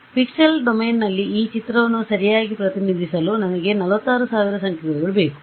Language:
Kannada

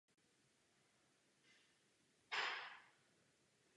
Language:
Czech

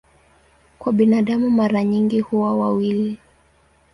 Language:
Swahili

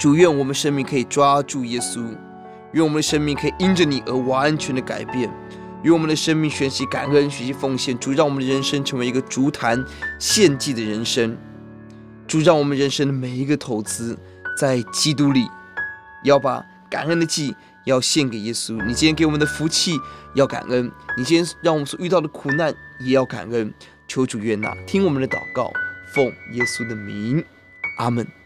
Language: Chinese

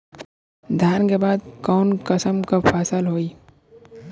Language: Bhojpuri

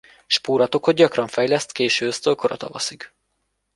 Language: Hungarian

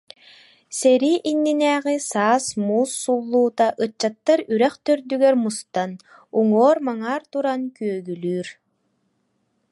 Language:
Yakut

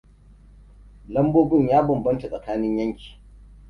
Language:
Hausa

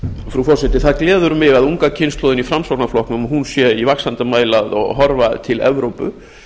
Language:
Icelandic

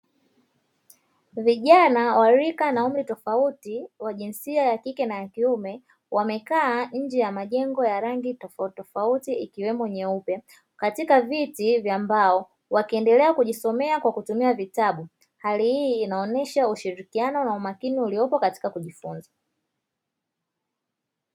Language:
Swahili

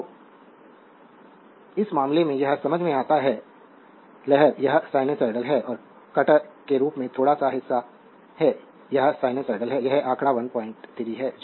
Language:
Hindi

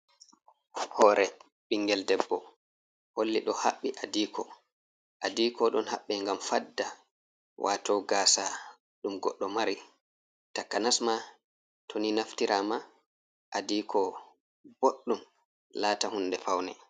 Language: Fula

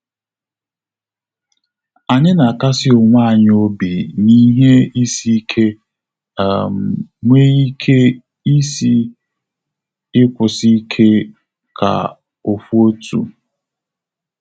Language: Igbo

